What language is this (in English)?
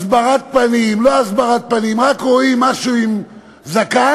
Hebrew